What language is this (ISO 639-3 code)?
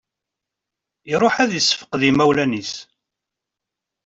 kab